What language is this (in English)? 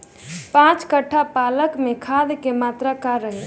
Bhojpuri